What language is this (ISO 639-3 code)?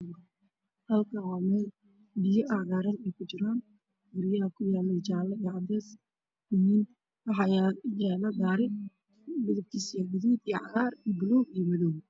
som